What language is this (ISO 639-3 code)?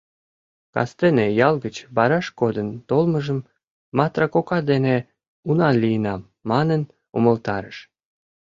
chm